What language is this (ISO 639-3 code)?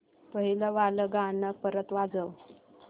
mar